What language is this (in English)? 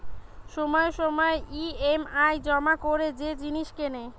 Bangla